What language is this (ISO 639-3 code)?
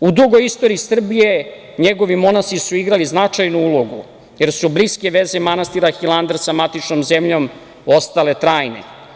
srp